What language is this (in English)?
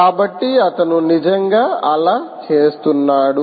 Telugu